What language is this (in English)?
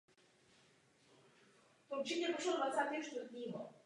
Czech